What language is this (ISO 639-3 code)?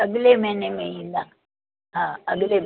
snd